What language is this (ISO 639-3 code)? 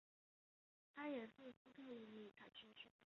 zho